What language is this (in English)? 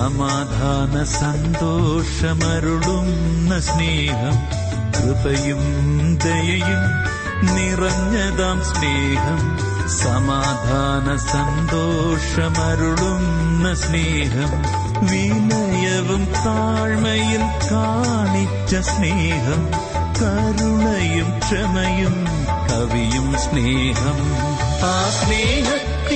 Malayalam